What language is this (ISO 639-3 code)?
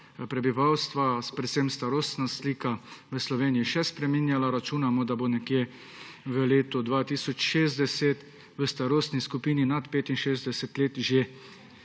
slv